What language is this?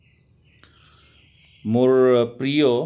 Assamese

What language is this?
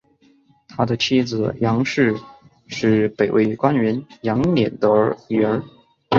Chinese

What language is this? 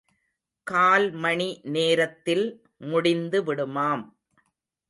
Tamil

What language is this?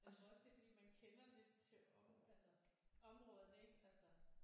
Danish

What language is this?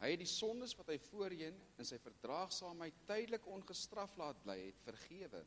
Dutch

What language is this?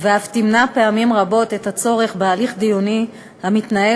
Hebrew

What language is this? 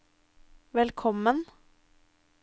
Norwegian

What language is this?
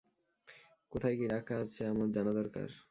Bangla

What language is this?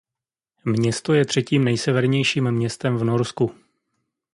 Czech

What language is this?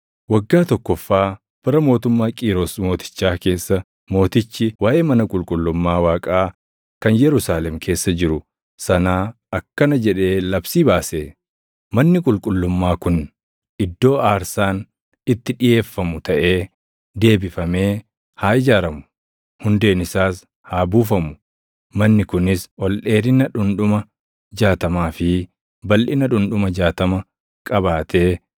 Oromo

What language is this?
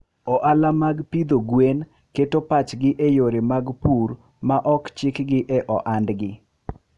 Luo (Kenya and Tanzania)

